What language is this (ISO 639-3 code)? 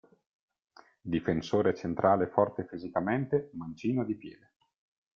ita